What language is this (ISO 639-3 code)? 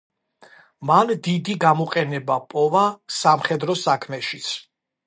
kat